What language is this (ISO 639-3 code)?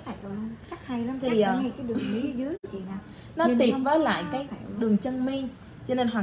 vie